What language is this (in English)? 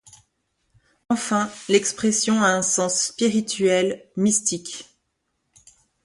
French